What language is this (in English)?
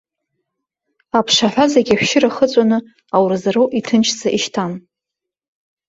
Abkhazian